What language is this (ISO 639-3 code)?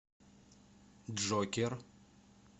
rus